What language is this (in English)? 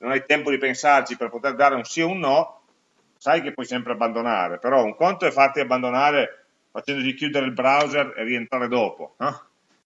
Italian